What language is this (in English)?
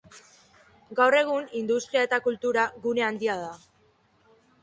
Basque